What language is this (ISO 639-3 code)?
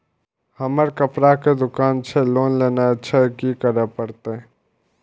mai